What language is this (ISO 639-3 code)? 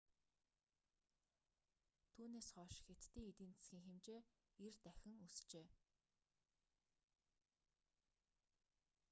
mon